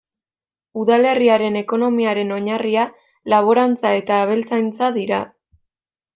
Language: Basque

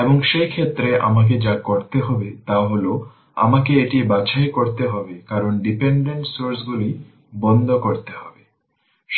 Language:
Bangla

